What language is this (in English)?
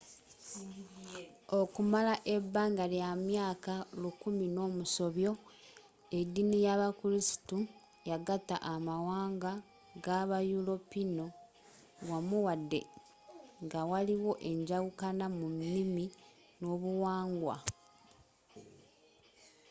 Ganda